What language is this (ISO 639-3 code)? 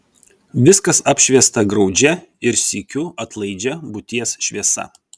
lit